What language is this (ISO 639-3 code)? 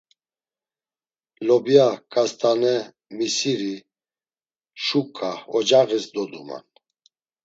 lzz